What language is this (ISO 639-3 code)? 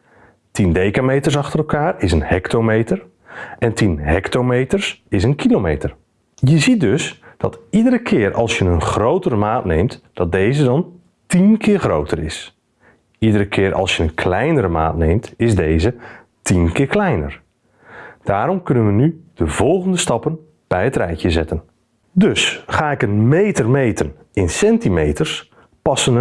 nld